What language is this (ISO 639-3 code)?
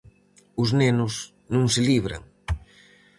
glg